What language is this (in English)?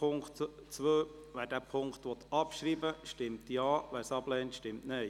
Swiss German